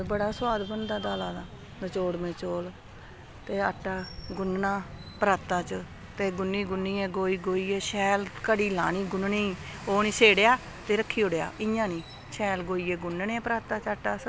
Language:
Dogri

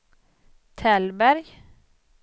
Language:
Swedish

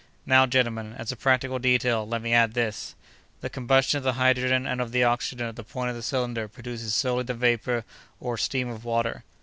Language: English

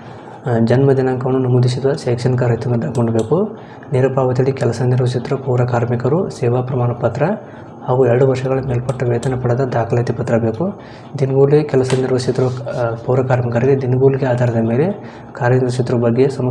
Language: Kannada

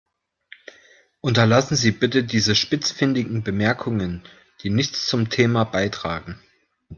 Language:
German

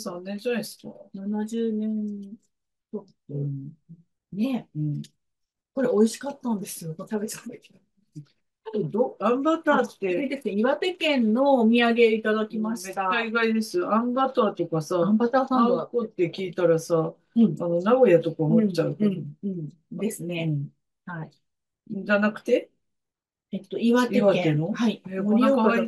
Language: Japanese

